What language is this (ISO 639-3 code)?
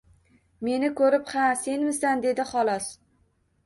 uzb